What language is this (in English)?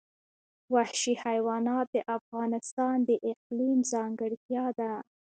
Pashto